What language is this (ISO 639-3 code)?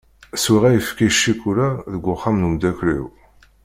kab